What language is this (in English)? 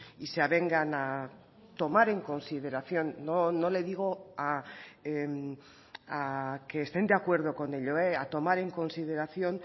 Spanish